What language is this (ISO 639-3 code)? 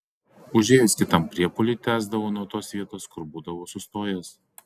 lit